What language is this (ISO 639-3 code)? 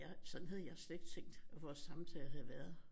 dan